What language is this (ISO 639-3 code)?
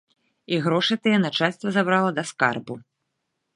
bel